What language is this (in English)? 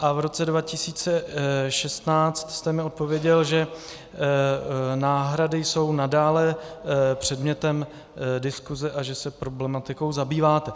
Czech